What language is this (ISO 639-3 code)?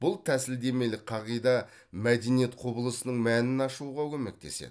kaz